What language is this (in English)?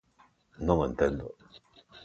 Galician